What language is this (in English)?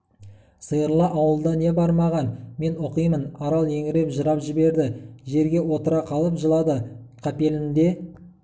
Kazakh